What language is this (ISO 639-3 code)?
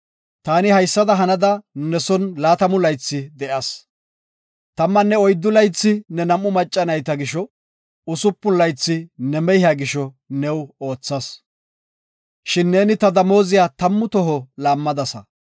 gof